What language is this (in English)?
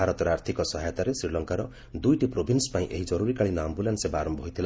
Odia